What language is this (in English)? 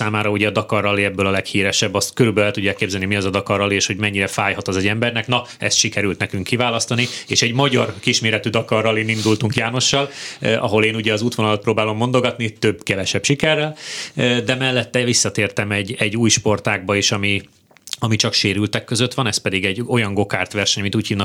Hungarian